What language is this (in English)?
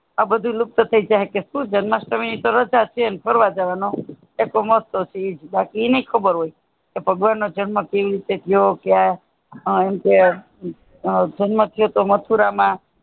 Gujarati